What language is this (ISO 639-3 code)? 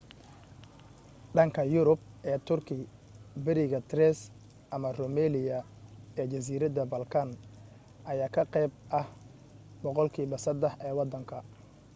som